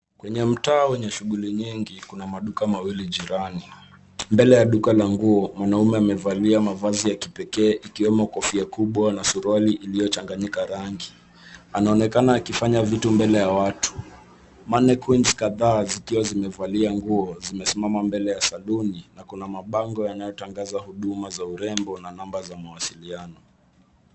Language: Swahili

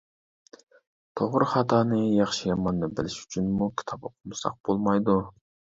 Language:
Uyghur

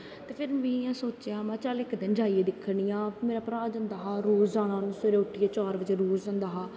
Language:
Dogri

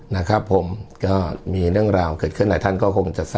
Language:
Thai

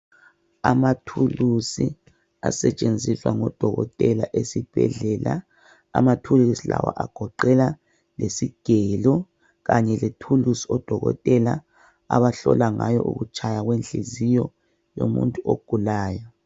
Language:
North Ndebele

